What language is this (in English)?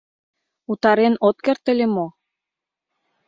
Mari